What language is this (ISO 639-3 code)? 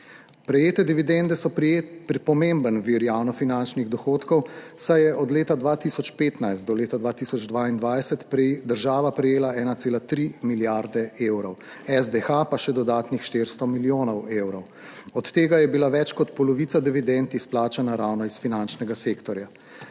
slv